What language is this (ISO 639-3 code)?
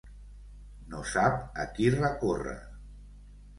cat